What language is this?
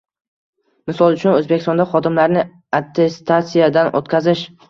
Uzbek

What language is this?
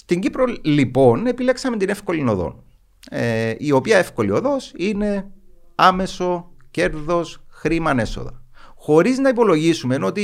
Greek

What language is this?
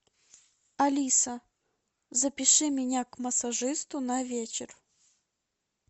Russian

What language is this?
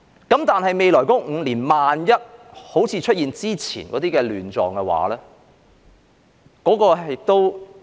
Cantonese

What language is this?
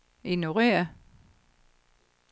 Danish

